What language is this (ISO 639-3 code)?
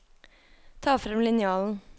nor